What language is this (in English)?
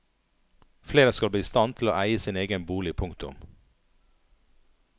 Norwegian